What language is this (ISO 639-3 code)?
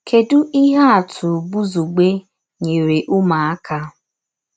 ibo